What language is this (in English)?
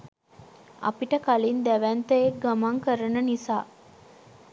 Sinhala